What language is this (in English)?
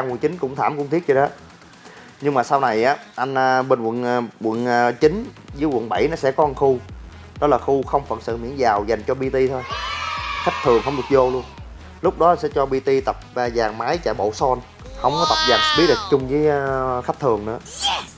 Vietnamese